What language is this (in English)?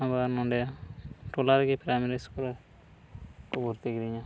Santali